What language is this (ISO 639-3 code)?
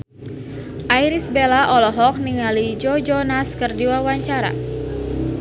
sun